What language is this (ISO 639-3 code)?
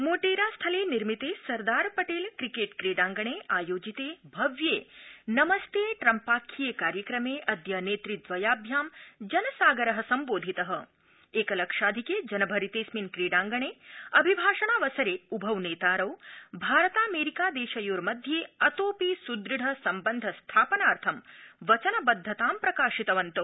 san